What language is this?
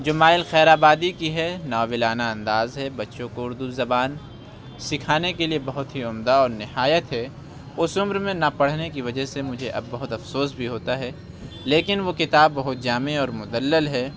Urdu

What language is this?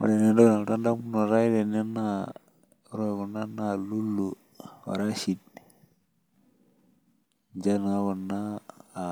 Masai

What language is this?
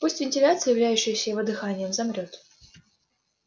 Russian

